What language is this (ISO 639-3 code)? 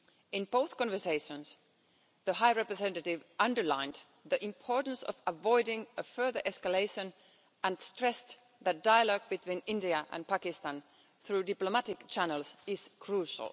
eng